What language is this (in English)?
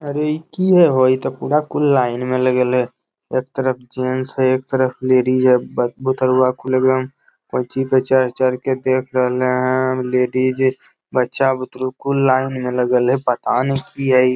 Magahi